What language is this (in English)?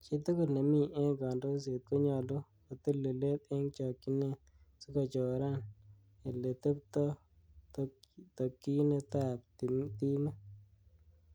Kalenjin